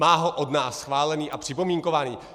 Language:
Czech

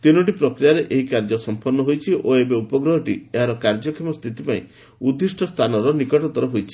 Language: Odia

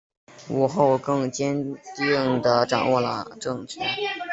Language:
Chinese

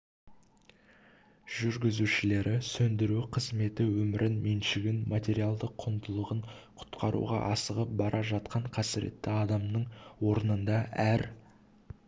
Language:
Kazakh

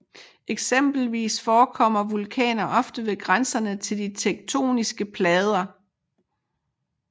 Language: Danish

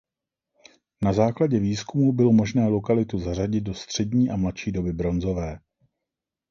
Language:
Czech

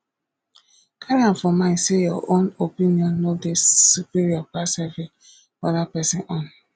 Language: Nigerian Pidgin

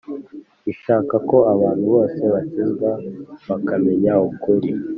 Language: Kinyarwanda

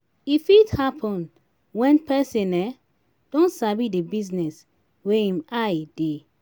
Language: Nigerian Pidgin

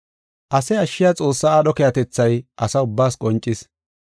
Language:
Gofa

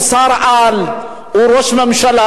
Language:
Hebrew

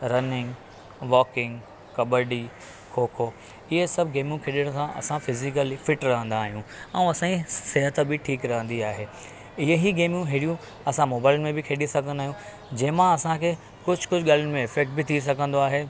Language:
Sindhi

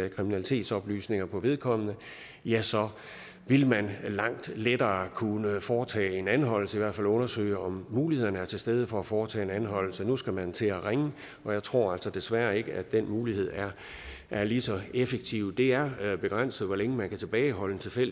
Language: Danish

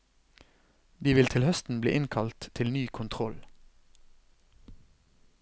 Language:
Norwegian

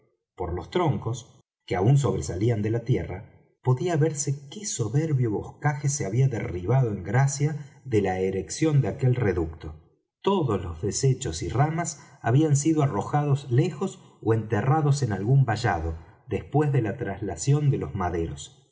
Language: Spanish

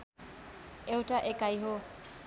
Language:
Nepali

